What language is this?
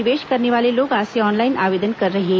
Hindi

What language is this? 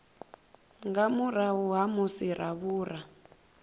Venda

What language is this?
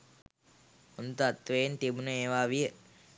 Sinhala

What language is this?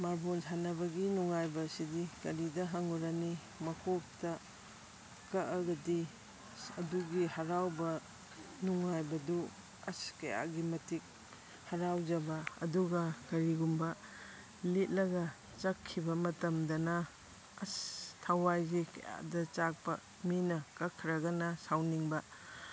Manipuri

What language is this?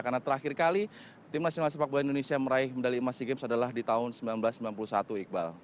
Indonesian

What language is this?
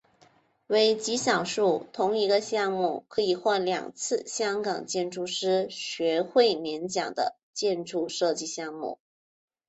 Chinese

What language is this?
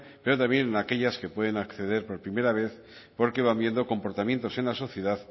Spanish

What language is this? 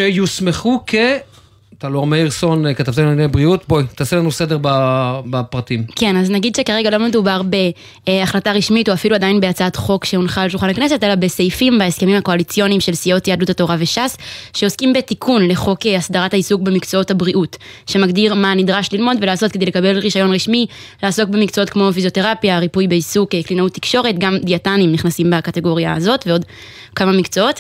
Hebrew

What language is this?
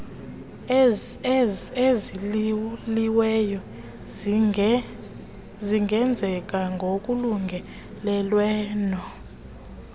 Xhosa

